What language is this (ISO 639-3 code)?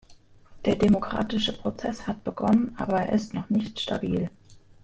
deu